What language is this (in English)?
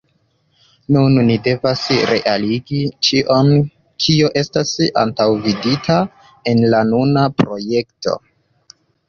Esperanto